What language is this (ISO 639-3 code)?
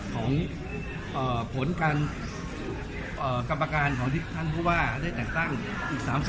tha